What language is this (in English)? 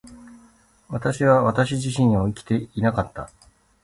Japanese